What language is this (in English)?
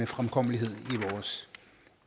Danish